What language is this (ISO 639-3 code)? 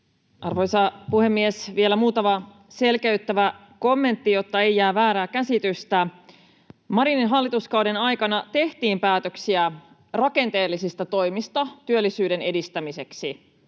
fin